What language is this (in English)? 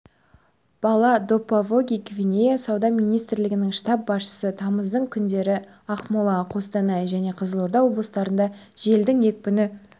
Kazakh